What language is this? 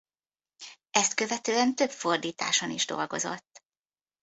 Hungarian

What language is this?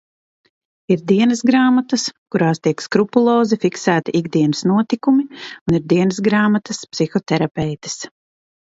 Latvian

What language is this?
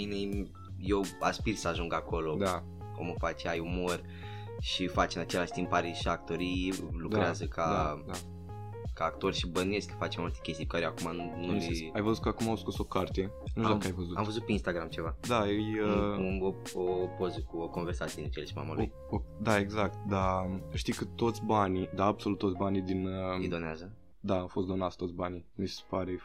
Romanian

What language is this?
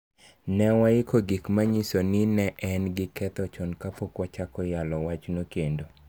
Luo (Kenya and Tanzania)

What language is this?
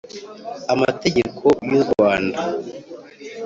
Kinyarwanda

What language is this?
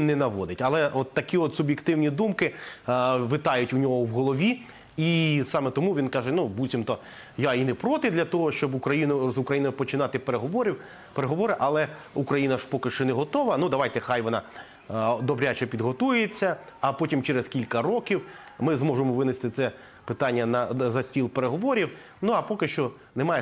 Ukrainian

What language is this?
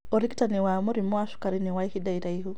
Kikuyu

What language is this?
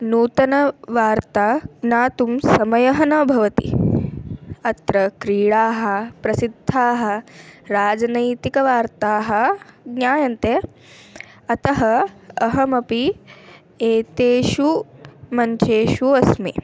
Sanskrit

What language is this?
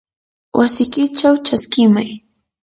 Yanahuanca Pasco Quechua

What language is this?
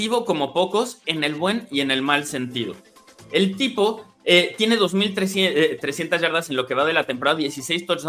Spanish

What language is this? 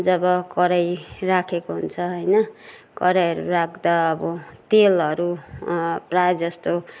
Nepali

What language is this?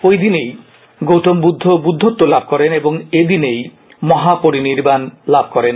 Bangla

